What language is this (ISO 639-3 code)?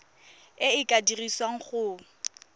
tsn